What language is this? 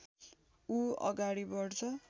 Nepali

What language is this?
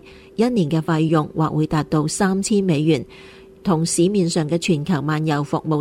Chinese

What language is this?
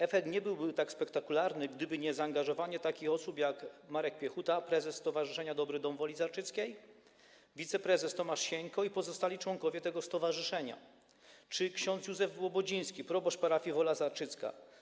Polish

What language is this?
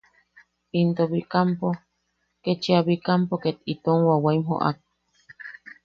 Yaqui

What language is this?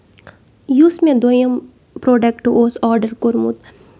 Kashmiri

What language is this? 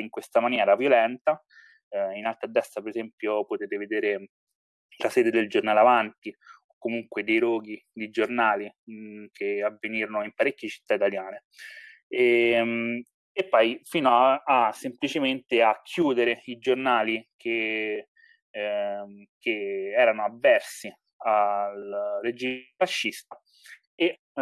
Italian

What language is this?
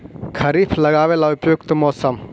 Magahi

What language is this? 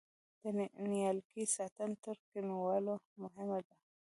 Pashto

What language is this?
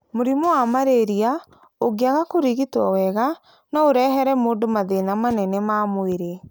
Kikuyu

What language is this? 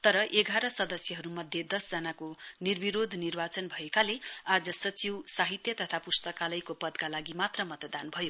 Nepali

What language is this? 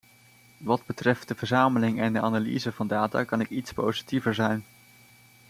Dutch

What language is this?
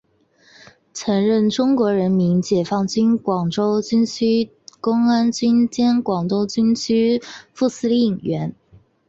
Chinese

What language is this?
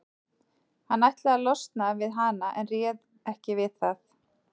Icelandic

